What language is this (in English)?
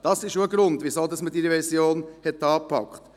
Swiss German